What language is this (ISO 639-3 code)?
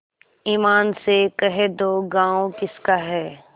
hin